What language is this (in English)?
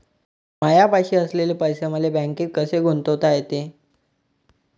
Marathi